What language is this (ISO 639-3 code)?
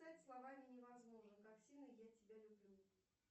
rus